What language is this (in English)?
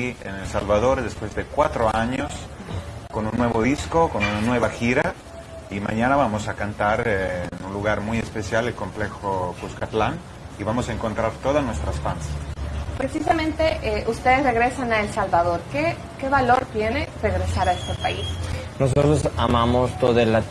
Spanish